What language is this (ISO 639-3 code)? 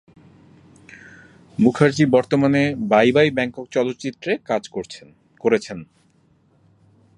ben